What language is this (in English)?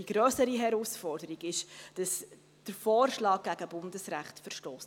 Swiss German